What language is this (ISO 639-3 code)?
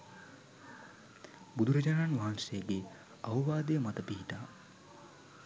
sin